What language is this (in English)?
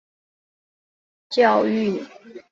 Chinese